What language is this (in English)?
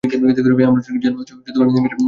Bangla